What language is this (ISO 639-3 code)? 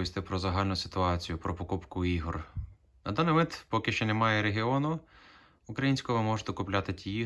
ukr